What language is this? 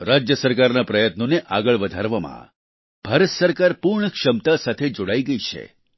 Gujarati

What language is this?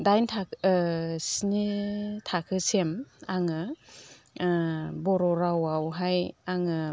Bodo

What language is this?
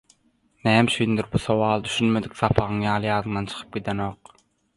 Turkmen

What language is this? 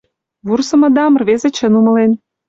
Mari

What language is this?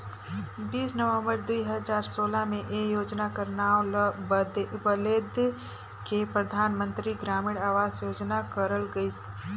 Chhattisgarhi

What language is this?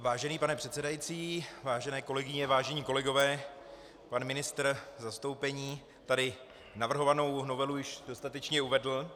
Czech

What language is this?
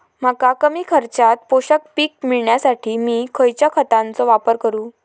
Marathi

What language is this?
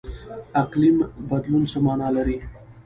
Pashto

